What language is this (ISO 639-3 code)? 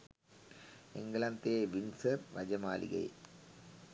sin